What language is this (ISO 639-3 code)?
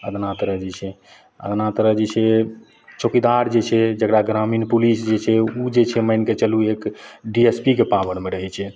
mai